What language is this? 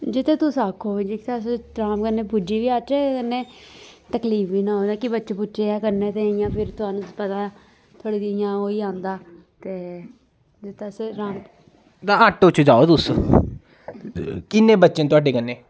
Dogri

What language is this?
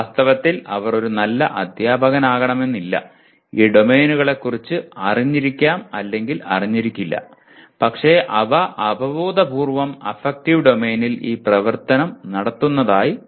Malayalam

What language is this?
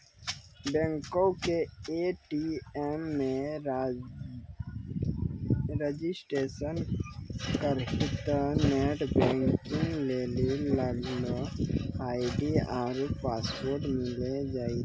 Maithili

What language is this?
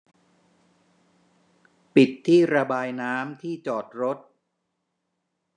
Thai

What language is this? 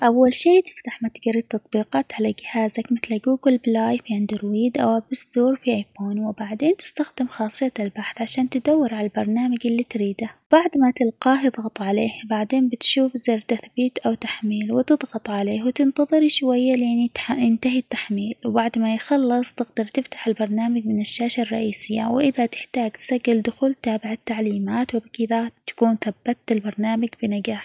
Omani Arabic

